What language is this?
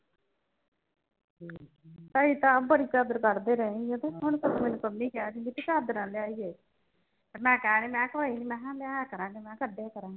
Punjabi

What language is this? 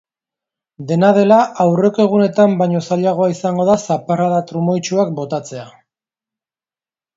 Basque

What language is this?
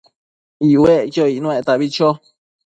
Matsés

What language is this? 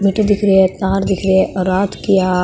Marwari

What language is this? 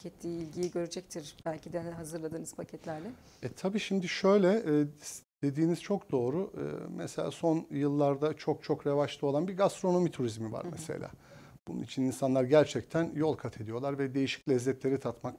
Turkish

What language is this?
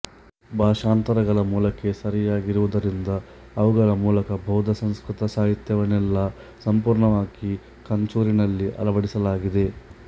Kannada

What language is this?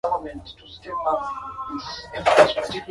Swahili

